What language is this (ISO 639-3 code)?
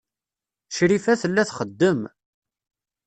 kab